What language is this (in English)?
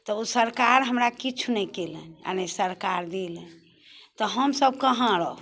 Maithili